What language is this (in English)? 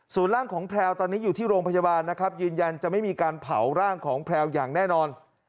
Thai